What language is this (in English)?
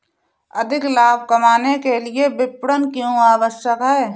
Hindi